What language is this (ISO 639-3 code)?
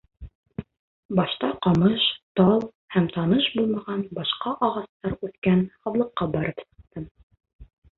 bak